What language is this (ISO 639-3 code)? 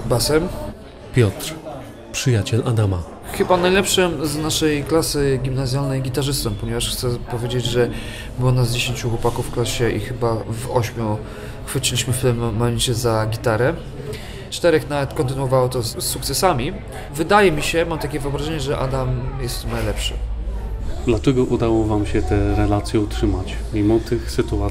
pol